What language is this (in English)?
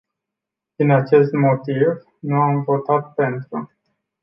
Romanian